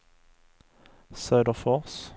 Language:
Swedish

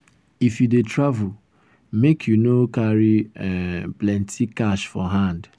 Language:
Nigerian Pidgin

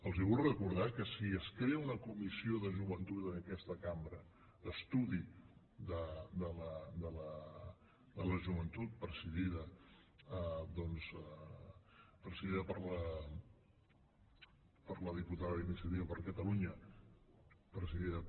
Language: Catalan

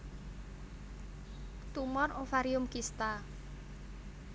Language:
Javanese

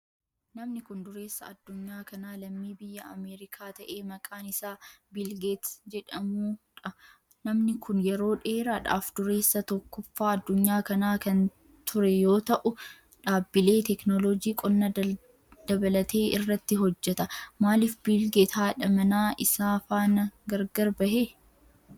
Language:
Oromo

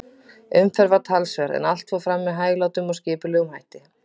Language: Icelandic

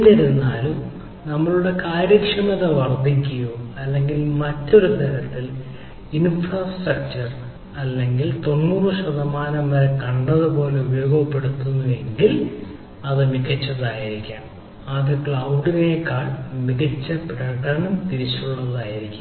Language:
Malayalam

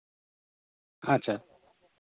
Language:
Santali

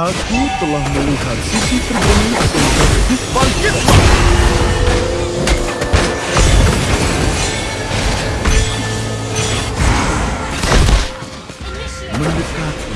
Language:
Indonesian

